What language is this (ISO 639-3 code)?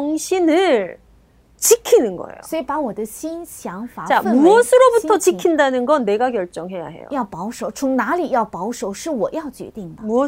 kor